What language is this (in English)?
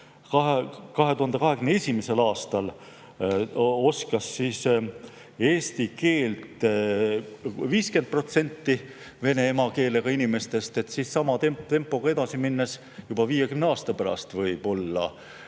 Estonian